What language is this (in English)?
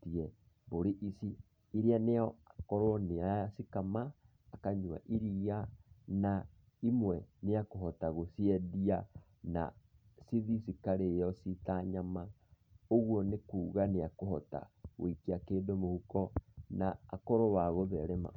Kikuyu